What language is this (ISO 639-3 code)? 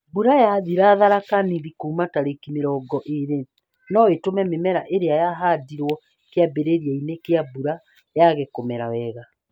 kik